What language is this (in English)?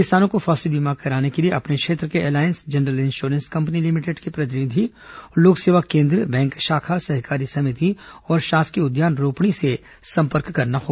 Hindi